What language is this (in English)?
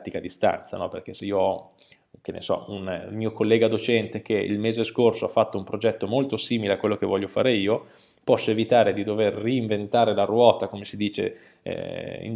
Italian